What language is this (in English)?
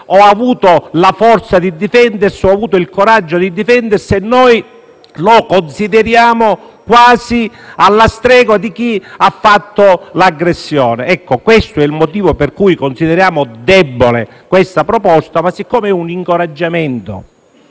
Italian